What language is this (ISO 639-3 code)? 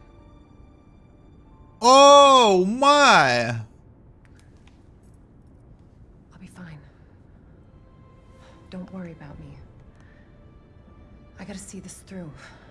rus